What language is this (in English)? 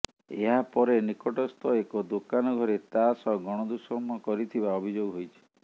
Odia